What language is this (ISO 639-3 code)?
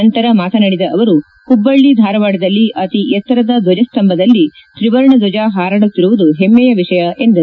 kan